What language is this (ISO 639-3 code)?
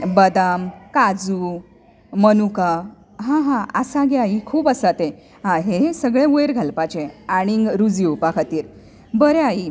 kok